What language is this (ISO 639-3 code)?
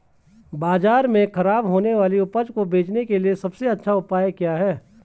hin